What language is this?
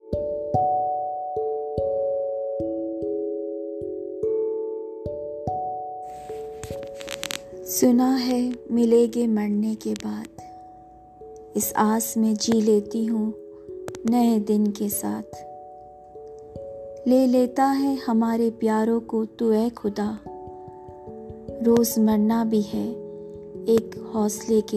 Urdu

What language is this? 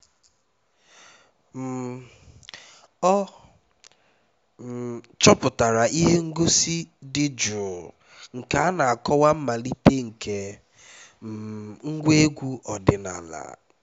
Igbo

